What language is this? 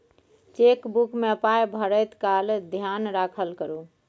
Maithili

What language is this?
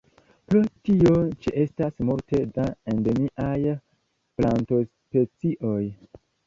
Esperanto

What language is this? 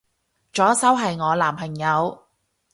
Cantonese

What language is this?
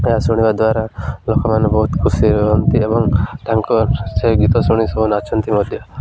Odia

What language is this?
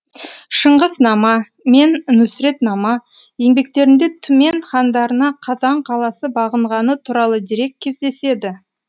Kazakh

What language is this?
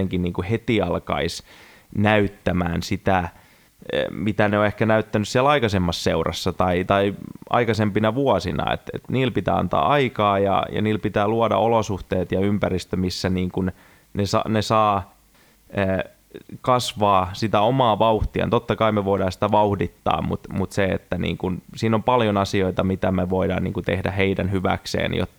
Finnish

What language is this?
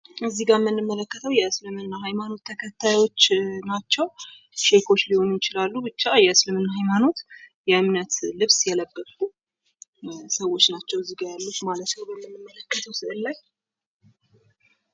Amharic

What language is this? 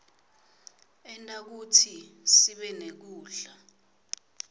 Swati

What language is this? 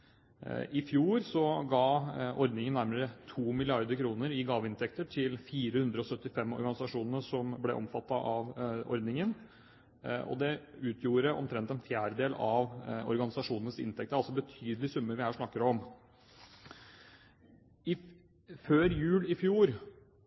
Norwegian Bokmål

